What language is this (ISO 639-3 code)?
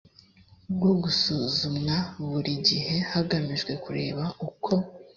kin